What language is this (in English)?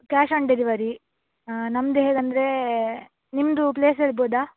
Kannada